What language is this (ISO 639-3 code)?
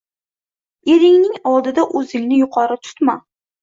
uzb